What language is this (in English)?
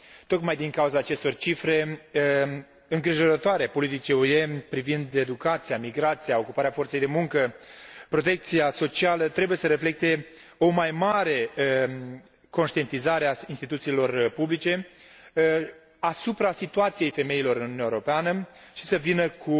Romanian